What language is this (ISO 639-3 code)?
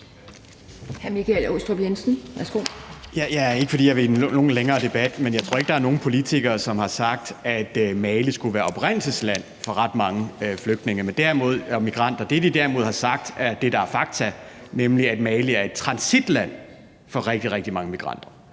dan